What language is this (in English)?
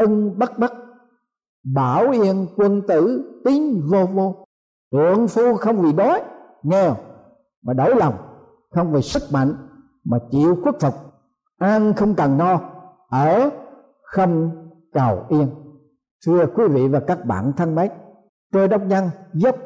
Vietnamese